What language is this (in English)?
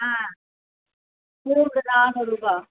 Tamil